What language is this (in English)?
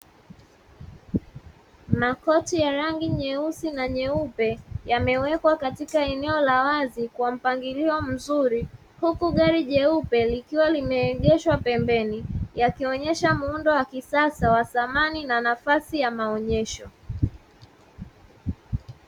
Swahili